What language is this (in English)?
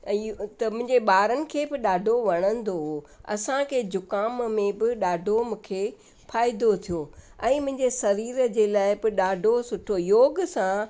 Sindhi